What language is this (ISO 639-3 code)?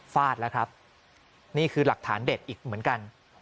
tha